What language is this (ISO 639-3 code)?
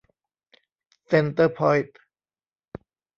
tha